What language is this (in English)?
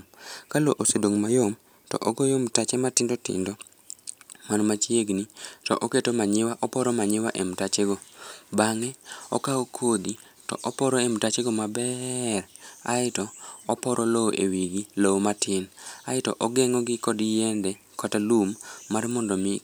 Luo (Kenya and Tanzania)